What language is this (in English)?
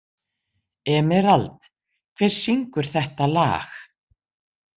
Icelandic